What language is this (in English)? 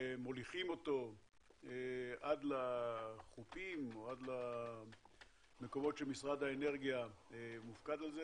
Hebrew